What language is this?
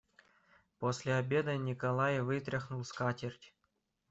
Russian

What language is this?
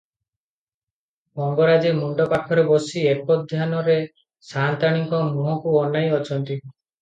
Odia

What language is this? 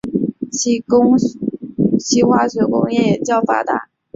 Chinese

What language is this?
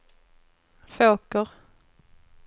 Swedish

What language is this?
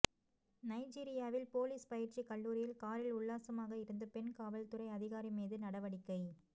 Tamil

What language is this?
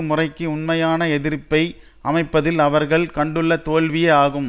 Tamil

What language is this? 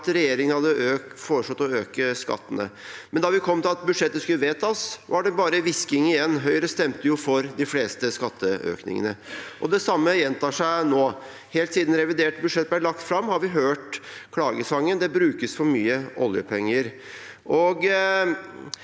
Norwegian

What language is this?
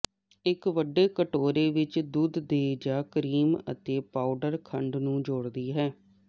Punjabi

